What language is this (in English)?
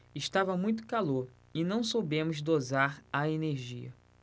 Portuguese